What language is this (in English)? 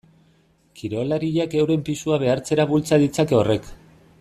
Basque